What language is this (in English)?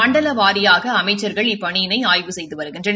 Tamil